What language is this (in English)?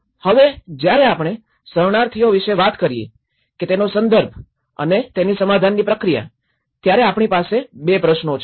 Gujarati